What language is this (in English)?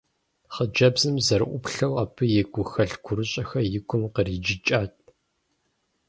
Kabardian